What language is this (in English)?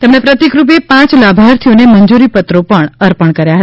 Gujarati